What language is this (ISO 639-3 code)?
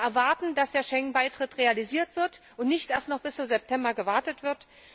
deu